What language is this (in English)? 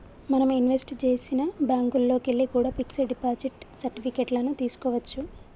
Telugu